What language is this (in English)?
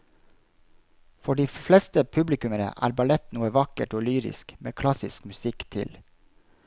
Norwegian